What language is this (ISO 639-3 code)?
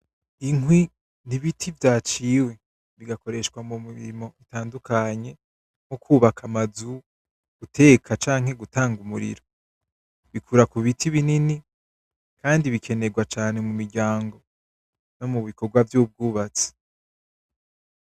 run